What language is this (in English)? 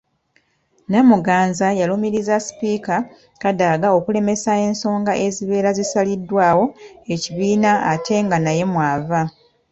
Ganda